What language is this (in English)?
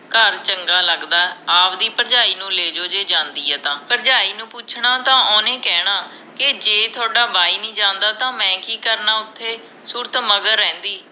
Punjabi